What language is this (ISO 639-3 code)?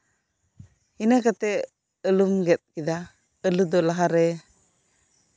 sat